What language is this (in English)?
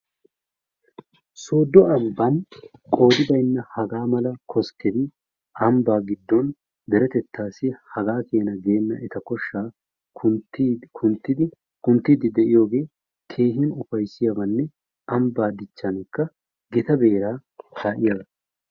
Wolaytta